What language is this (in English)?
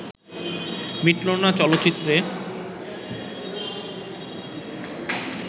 Bangla